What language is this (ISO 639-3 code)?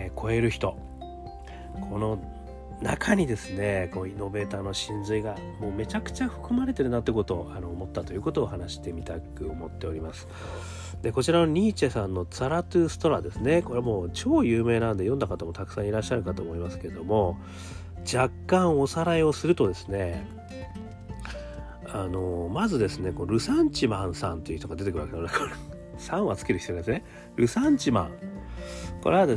jpn